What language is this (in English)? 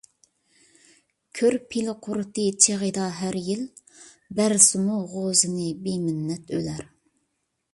Uyghur